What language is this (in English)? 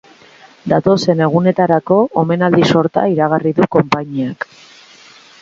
Basque